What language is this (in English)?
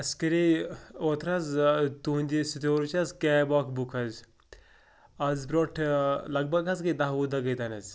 Kashmiri